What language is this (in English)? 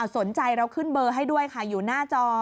Thai